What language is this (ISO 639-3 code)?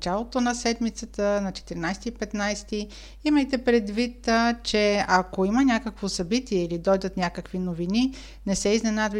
bul